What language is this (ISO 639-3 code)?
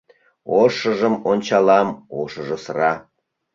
chm